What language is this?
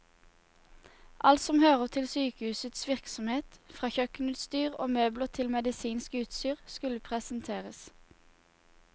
Norwegian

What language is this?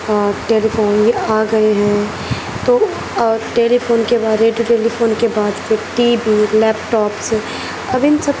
Urdu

